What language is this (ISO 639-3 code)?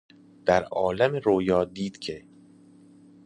fas